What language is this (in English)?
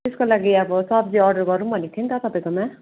Nepali